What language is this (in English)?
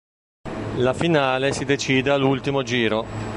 Italian